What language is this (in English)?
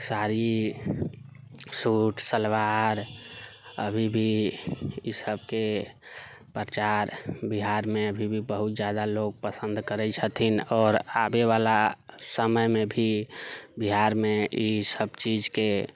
Maithili